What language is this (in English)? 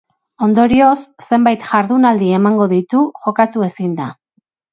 Basque